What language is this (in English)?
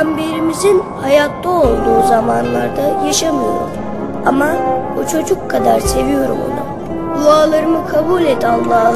Turkish